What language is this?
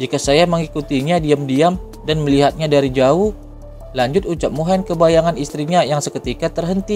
Indonesian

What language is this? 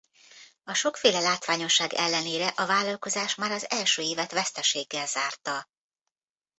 Hungarian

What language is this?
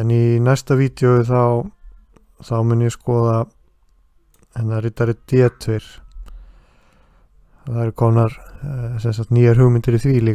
Dutch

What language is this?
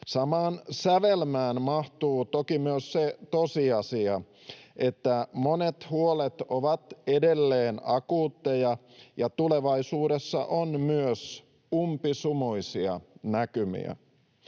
Finnish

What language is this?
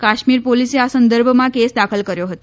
Gujarati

